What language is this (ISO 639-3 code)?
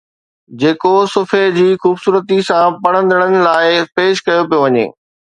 snd